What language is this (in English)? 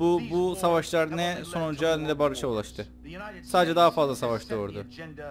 Turkish